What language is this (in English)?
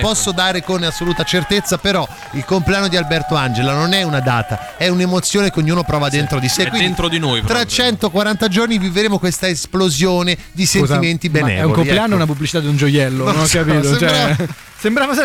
Italian